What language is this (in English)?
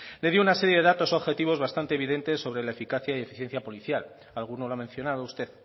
Spanish